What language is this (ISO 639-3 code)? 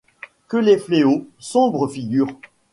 fra